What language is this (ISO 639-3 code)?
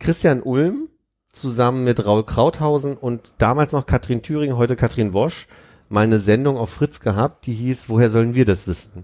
deu